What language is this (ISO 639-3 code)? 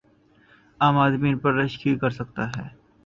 urd